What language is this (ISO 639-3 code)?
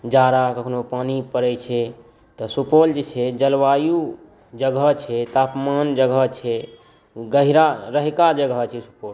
mai